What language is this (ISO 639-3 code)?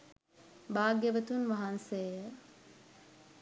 sin